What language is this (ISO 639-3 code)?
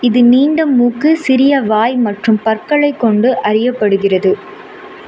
tam